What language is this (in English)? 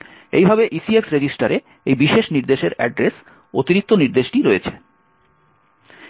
Bangla